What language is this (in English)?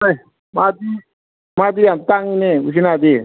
Manipuri